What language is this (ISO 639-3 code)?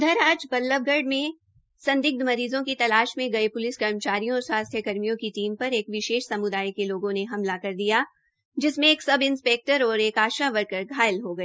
hin